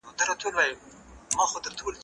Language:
Pashto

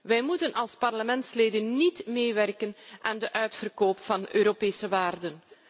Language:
Dutch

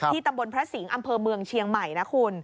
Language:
Thai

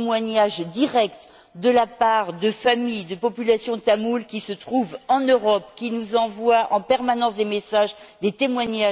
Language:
French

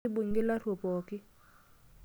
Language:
Masai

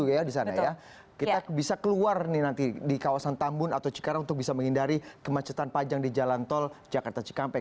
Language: Indonesian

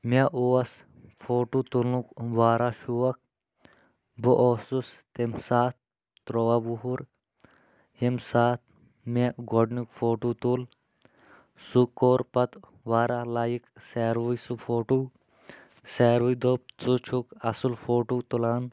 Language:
Kashmiri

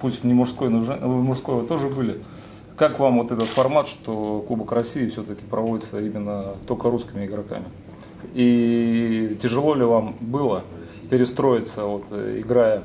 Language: Russian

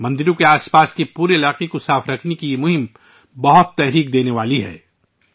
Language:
Urdu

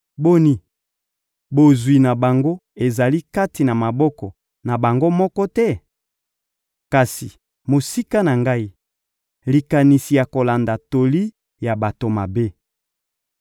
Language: Lingala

